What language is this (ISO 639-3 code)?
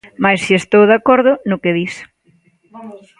glg